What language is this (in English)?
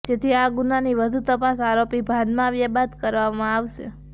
Gujarati